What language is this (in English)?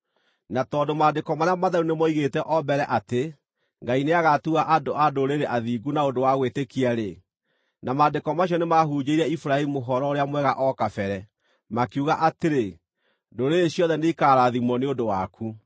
Kikuyu